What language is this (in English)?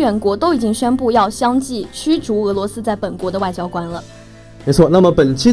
Chinese